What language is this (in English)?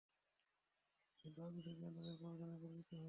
Bangla